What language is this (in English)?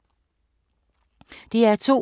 Danish